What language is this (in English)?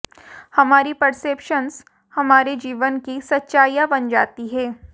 Hindi